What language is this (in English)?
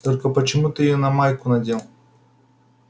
Russian